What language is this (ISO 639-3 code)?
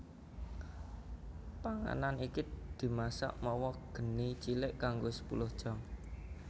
jav